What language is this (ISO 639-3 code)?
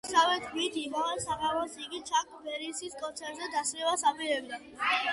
kat